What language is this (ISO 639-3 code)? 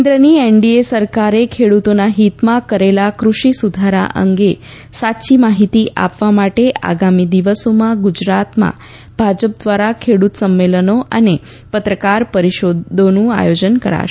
guj